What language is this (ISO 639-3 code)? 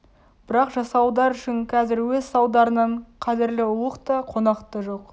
kaz